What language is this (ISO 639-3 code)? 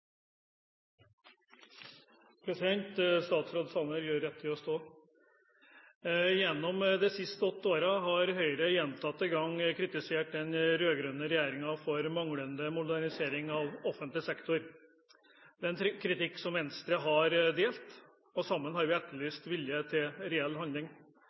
nob